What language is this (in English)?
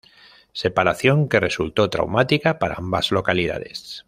Spanish